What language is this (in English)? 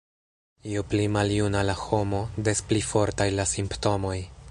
Esperanto